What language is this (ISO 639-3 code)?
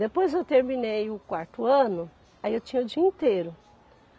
por